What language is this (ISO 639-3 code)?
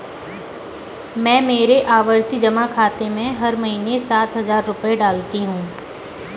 hin